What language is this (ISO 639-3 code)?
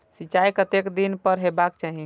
mai